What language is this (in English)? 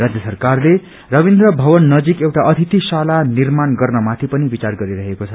Nepali